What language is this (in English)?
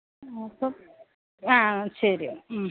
Malayalam